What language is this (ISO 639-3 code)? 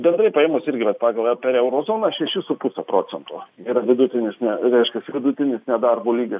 lit